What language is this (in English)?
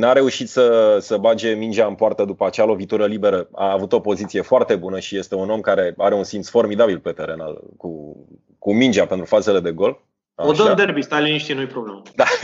Romanian